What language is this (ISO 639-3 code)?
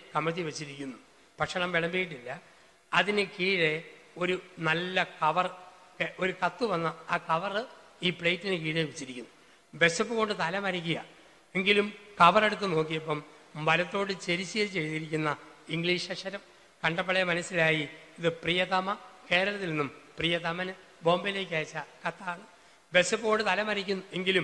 mal